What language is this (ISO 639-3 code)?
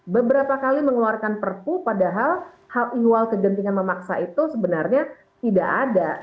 ind